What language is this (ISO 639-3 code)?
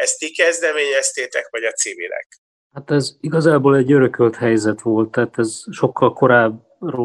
hun